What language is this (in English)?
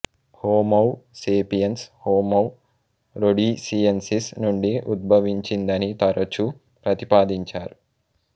Telugu